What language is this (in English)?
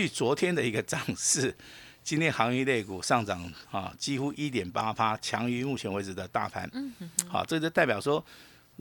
Chinese